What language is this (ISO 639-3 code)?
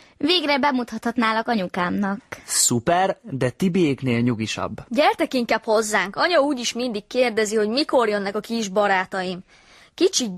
hun